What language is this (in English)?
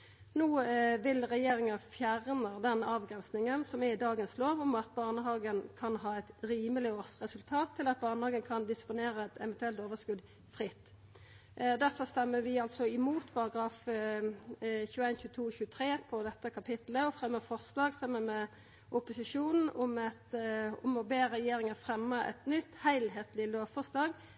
Norwegian Nynorsk